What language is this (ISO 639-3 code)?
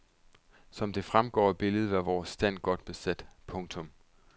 dan